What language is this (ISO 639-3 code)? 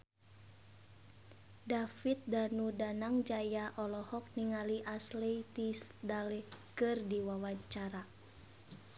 sun